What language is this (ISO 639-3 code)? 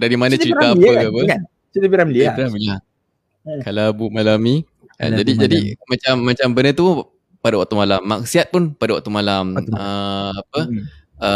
msa